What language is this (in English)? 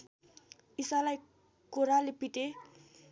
Nepali